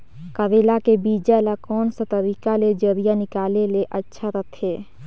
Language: Chhattisgarhi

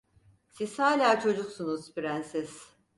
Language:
Turkish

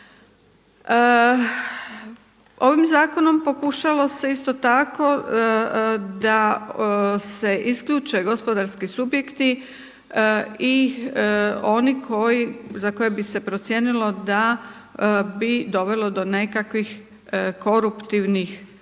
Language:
Croatian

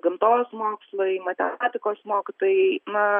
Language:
Lithuanian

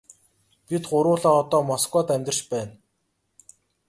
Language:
Mongolian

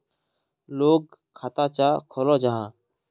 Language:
Magahi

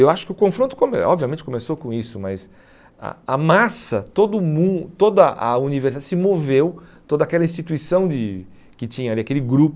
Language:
Portuguese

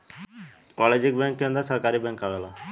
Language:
Bhojpuri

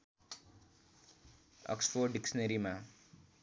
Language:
Nepali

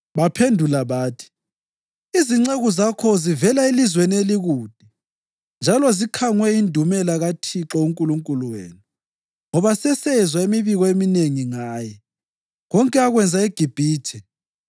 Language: North Ndebele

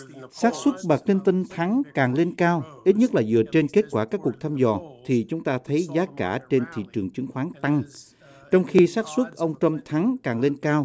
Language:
Vietnamese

